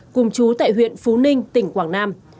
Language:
Vietnamese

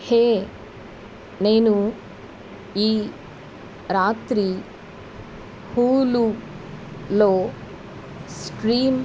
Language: Telugu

